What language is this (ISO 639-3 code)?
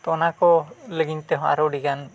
sat